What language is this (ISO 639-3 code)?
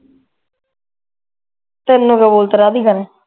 pan